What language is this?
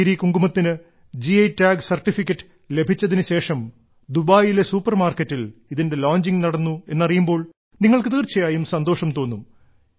Malayalam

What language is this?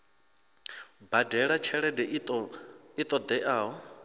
Venda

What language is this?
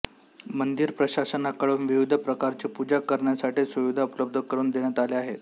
Marathi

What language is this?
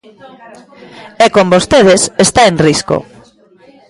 Galician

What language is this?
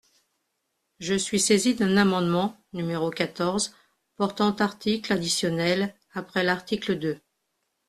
French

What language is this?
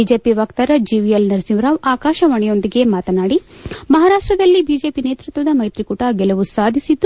Kannada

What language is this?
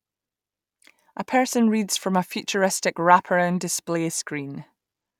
English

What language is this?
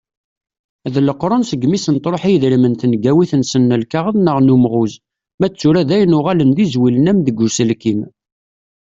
Kabyle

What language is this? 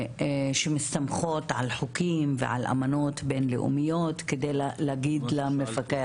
Hebrew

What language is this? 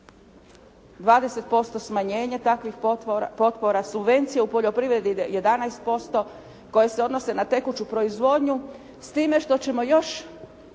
Croatian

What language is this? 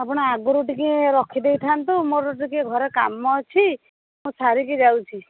Odia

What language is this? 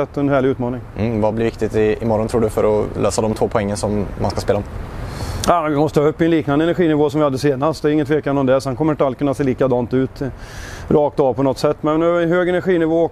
Swedish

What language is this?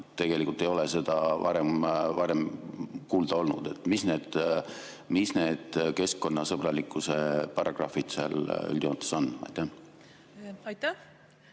Estonian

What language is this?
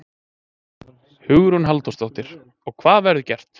Icelandic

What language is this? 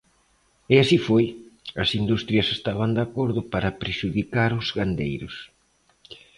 Galician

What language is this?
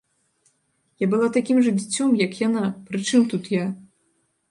Belarusian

